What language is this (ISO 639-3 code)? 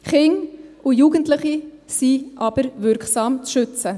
gsw